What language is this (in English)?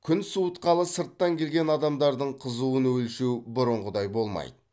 Kazakh